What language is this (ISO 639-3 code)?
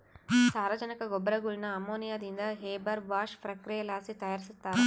kan